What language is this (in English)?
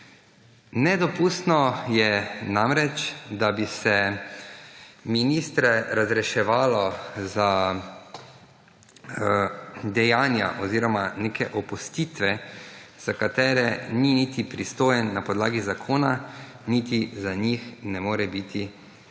Slovenian